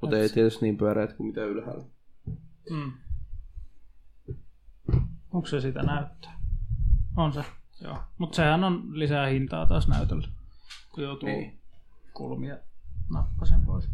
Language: Finnish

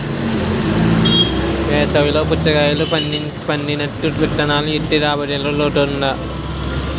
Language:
Telugu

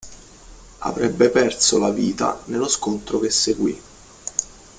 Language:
Italian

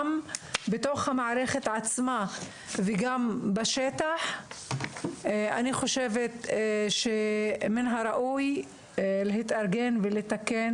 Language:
Hebrew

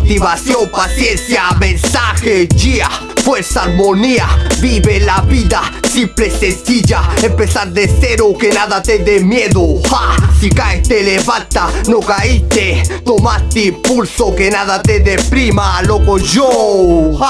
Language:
Spanish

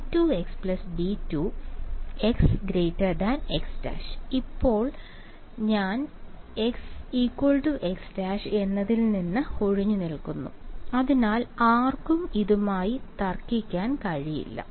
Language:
Malayalam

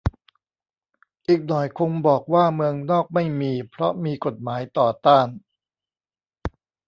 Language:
Thai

